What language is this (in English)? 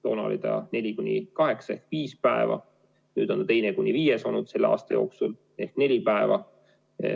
Estonian